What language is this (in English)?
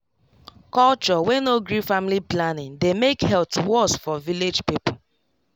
Nigerian Pidgin